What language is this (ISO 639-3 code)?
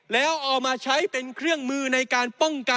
tha